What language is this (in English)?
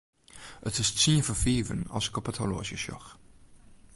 Western Frisian